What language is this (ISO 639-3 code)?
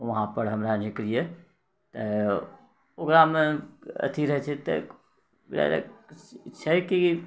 mai